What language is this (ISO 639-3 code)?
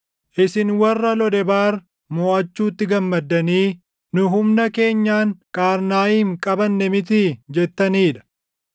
orm